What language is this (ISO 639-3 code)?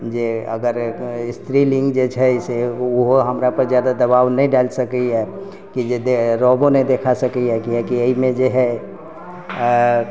mai